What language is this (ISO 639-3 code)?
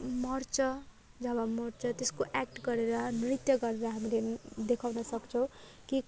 nep